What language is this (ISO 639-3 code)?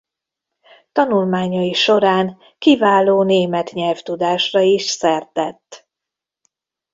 hun